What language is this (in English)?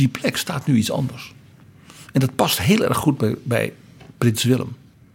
Dutch